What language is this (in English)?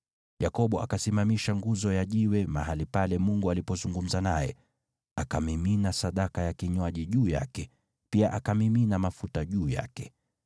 Swahili